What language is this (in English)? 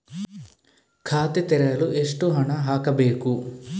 Kannada